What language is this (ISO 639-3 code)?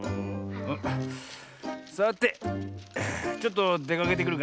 jpn